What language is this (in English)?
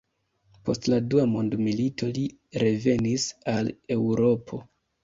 Esperanto